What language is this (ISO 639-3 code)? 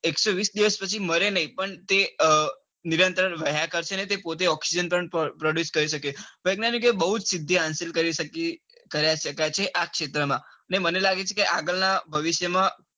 guj